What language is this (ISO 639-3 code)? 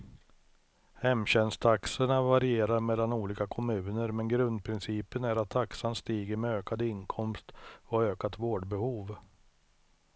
swe